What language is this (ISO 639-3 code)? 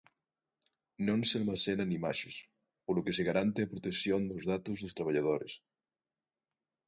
glg